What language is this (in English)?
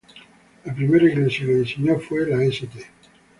Spanish